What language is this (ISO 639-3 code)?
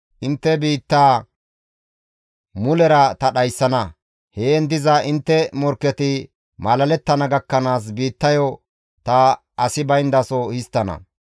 gmv